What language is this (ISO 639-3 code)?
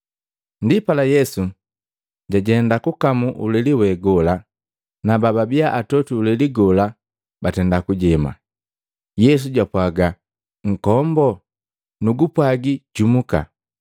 mgv